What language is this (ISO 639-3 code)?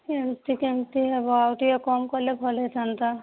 ori